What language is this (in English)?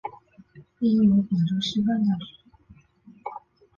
Chinese